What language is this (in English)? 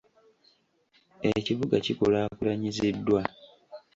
Ganda